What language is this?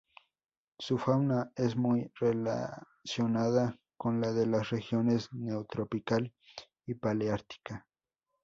Spanish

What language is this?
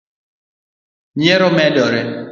Luo (Kenya and Tanzania)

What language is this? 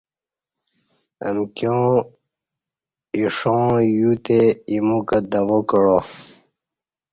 Kati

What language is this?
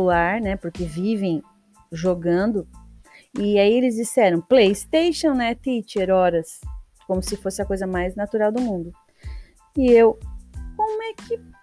Portuguese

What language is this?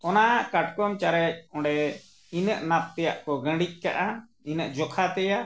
Santali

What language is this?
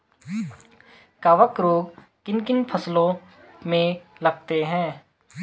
Hindi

